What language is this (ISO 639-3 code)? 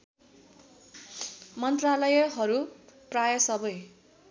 nep